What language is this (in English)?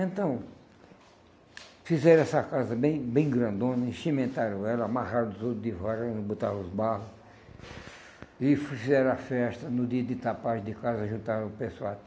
Portuguese